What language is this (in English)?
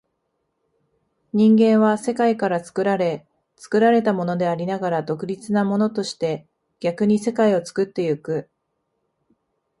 Japanese